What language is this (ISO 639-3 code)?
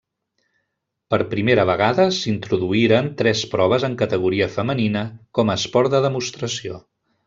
cat